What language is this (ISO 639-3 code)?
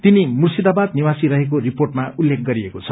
nep